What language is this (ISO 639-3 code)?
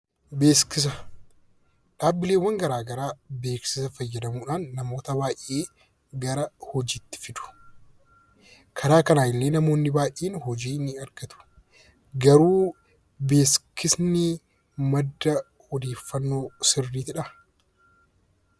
orm